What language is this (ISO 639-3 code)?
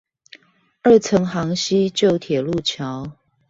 zho